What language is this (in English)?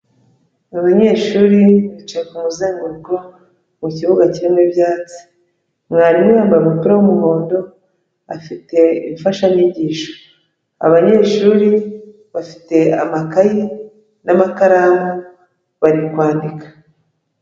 Kinyarwanda